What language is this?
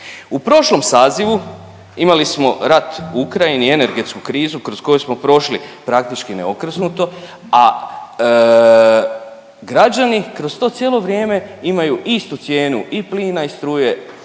Croatian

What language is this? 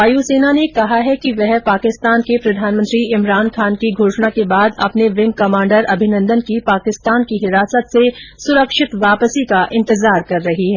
Hindi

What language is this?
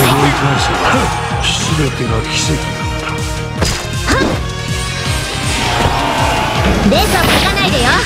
Japanese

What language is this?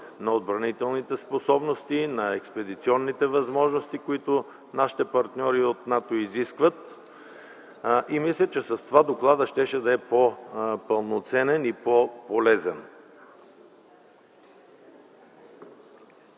Bulgarian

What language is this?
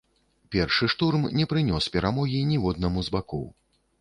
Belarusian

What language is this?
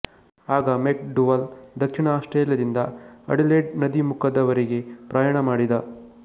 Kannada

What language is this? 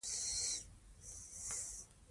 Pashto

